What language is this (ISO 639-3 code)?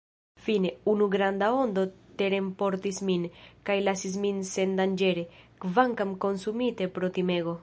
epo